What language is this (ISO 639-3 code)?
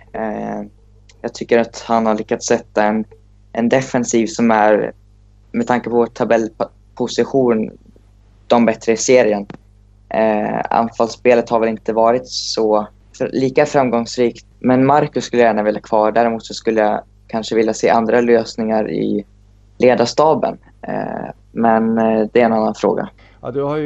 swe